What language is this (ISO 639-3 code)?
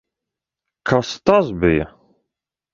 lav